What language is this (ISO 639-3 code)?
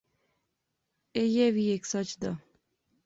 phr